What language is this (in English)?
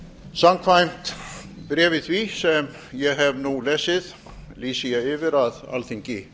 Icelandic